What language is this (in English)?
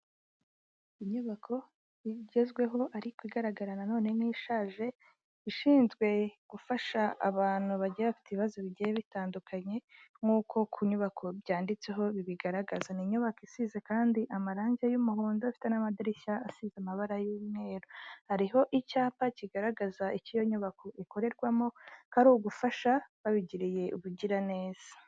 Kinyarwanda